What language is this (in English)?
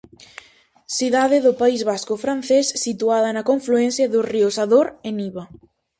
Galician